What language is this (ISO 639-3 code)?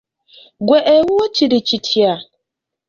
lug